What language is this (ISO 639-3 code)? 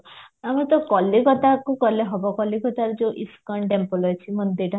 ori